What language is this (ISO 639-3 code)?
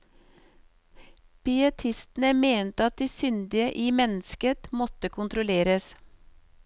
nor